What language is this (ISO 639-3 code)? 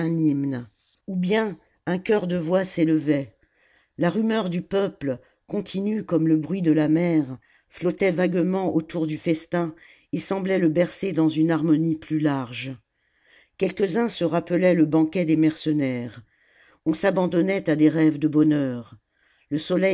fra